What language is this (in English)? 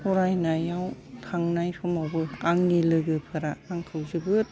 Bodo